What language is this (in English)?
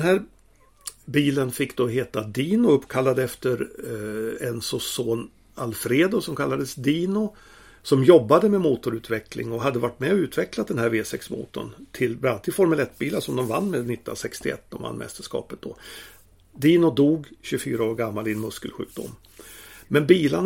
Swedish